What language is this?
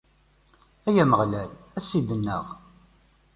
Kabyle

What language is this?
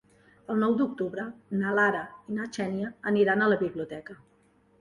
Catalan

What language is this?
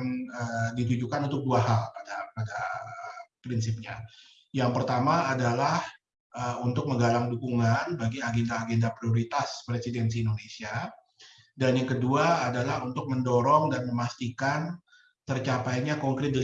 Indonesian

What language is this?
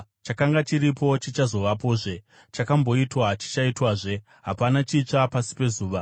Shona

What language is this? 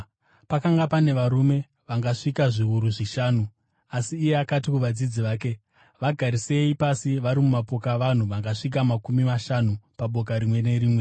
Shona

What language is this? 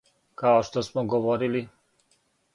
Serbian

